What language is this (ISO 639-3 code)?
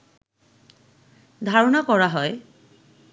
ben